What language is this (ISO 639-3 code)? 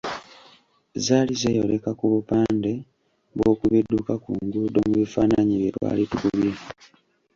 lug